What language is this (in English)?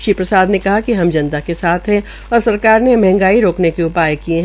Hindi